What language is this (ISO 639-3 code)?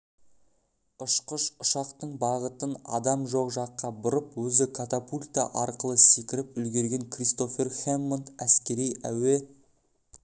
kaz